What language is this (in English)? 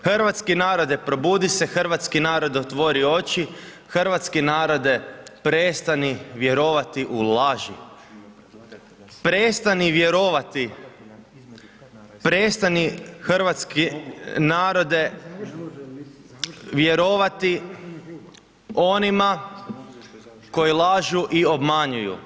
Croatian